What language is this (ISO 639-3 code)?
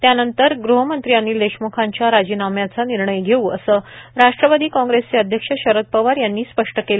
mar